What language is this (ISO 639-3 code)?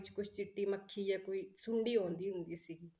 pan